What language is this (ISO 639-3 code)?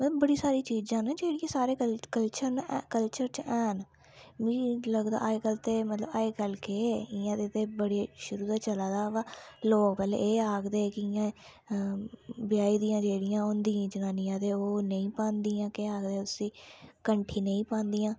doi